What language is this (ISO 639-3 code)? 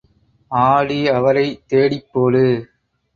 tam